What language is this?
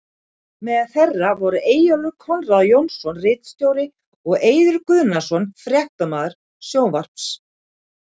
Icelandic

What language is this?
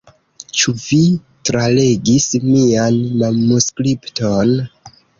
Esperanto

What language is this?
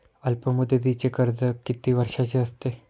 Marathi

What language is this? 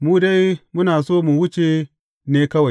Hausa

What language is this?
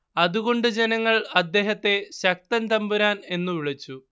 Malayalam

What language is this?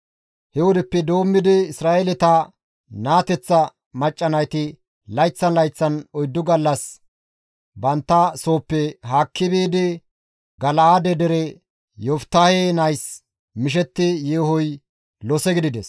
Gamo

